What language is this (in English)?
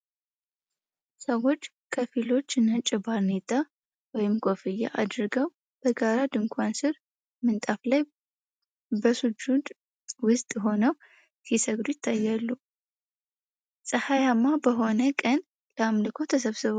Amharic